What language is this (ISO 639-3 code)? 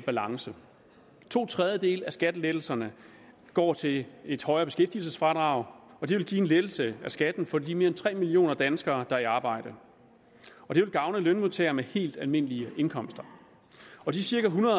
dan